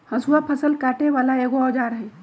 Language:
Magahi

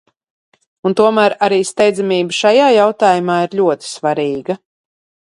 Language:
Latvian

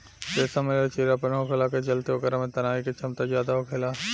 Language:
Bhojpuri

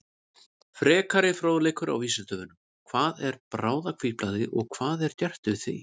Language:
Icelandic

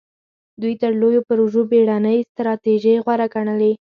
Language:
Pashto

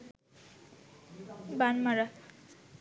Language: Bangla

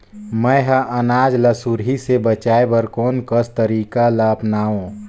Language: Chhattisgarhi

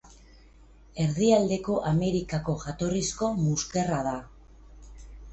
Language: Basque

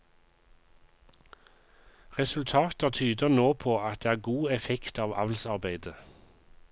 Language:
Norwegian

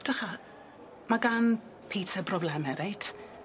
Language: Welsh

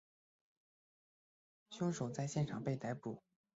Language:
Chinese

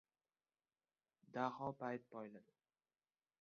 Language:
Uzbek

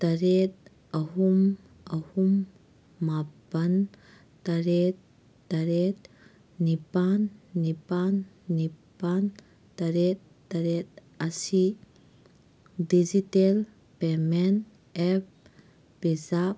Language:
Manipuri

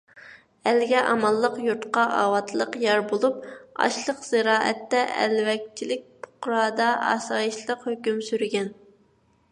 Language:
Uyghur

